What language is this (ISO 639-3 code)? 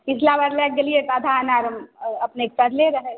mai